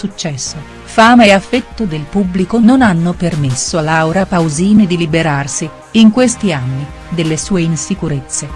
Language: Italian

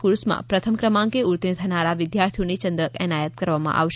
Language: Gujarati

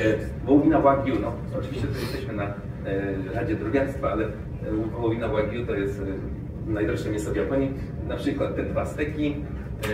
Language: Polish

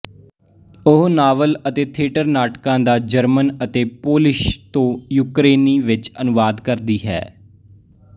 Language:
Punjabi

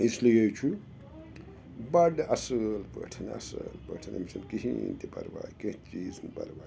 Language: Kashmiri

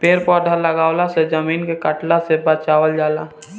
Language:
Bhojpuri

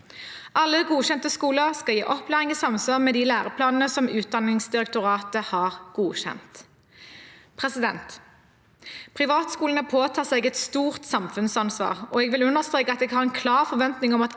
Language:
Norwegian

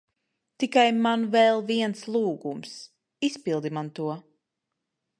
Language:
Latvian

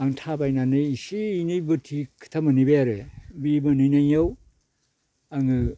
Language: Bodo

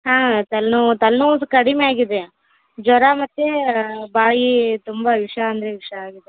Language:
Kannada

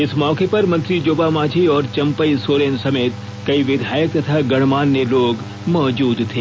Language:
Hindi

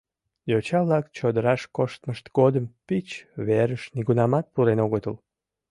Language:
Mari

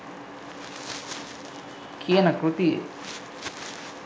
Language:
Sinhala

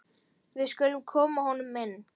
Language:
Icelandic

